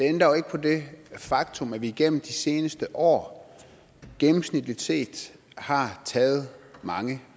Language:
Danish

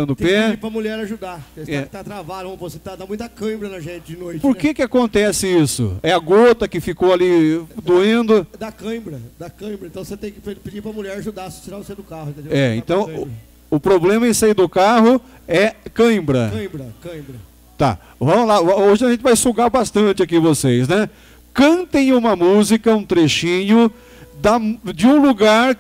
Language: Portuguese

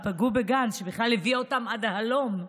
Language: Hebrew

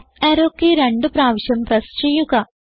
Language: Malayalam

